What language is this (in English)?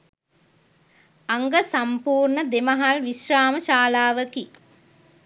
Sinhala